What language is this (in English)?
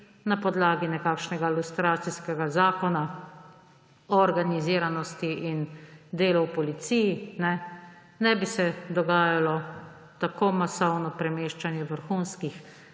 Slovenian